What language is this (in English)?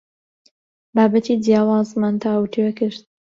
Central Kurdish